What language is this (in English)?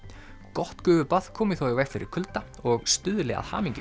Icelandic